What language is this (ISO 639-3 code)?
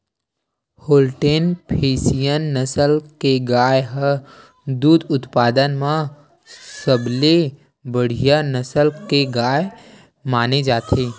hne